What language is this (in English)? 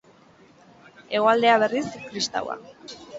Basque